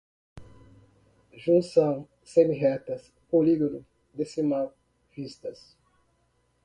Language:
Portuguese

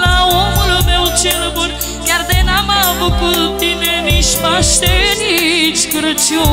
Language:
Romanian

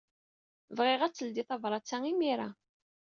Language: Kabyle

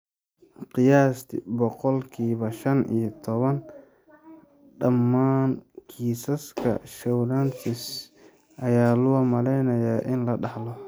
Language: Somali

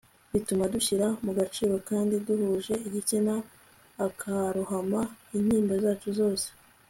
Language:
Kinyarwanda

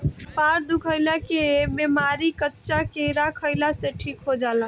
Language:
Bhojpuri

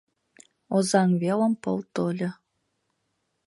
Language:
Mari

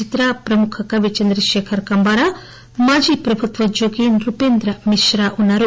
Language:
Telugu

